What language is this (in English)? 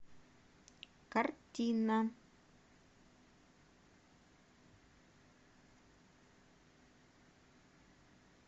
Russian